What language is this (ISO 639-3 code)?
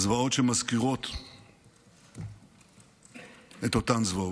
heb